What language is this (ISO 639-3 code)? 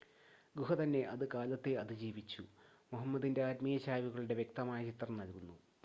mal